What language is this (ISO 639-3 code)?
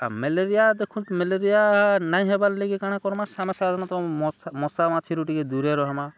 ori